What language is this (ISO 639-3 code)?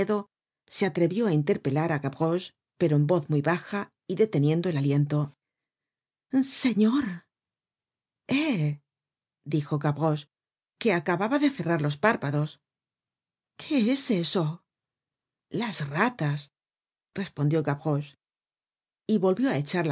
spa